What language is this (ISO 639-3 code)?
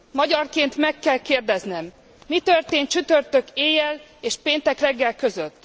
hun